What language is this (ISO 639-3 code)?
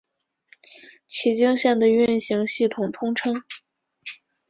zho